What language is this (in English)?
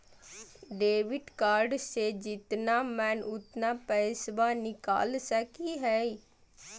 Magahi